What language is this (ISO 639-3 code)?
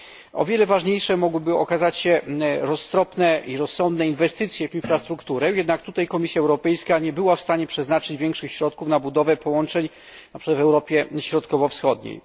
pol